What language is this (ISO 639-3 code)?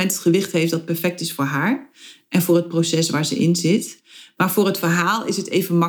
nld